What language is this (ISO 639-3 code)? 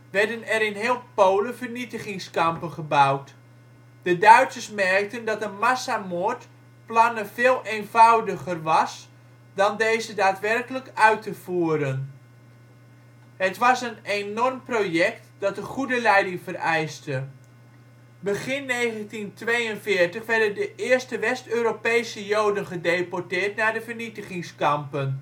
nld